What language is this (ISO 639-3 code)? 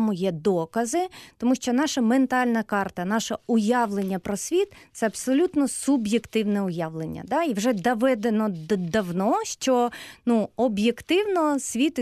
ukr